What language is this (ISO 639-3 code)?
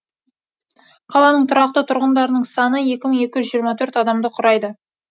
kaz